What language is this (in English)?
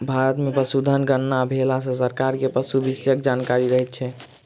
Maithili